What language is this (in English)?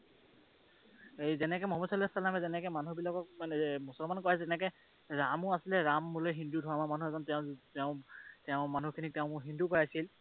Assamese